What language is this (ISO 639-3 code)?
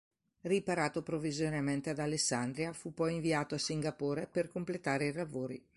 ita